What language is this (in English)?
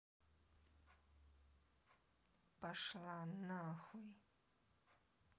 Russian